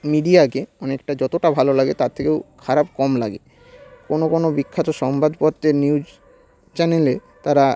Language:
Bangla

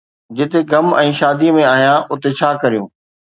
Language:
Sindhi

